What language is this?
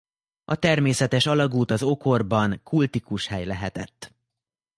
Hungarian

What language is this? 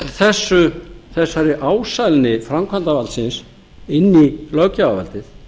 Icelandic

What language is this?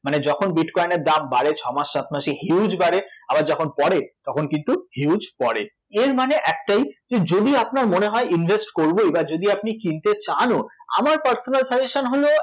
Bangla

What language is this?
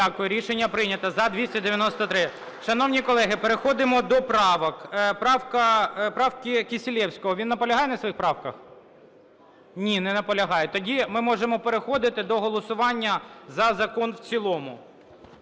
Ukrainian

